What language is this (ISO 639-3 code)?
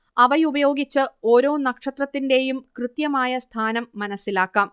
mal